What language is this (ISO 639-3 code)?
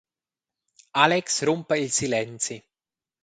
roh